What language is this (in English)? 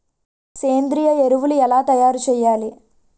Telugu